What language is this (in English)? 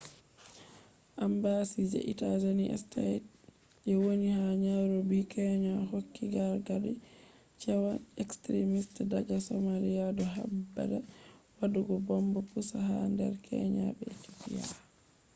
Fula